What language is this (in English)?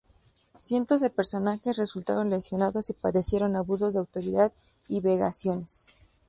Spanish